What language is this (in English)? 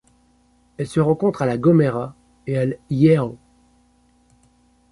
French